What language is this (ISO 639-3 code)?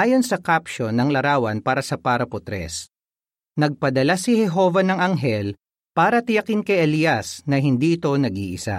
fil